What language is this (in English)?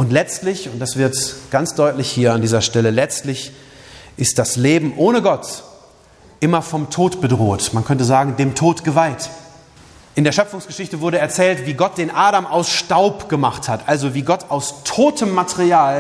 German